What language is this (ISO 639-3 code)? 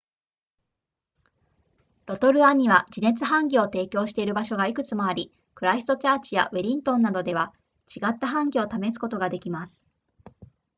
jpn